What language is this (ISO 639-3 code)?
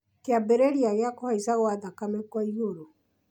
kik